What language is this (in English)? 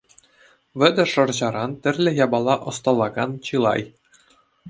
Chuvash